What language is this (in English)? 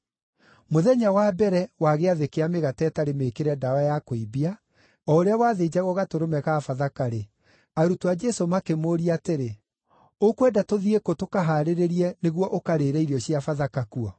Kikuyu